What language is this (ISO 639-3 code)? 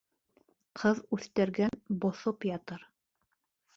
bak